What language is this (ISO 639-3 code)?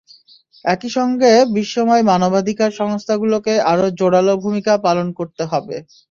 ben